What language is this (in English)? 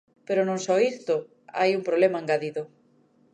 Galician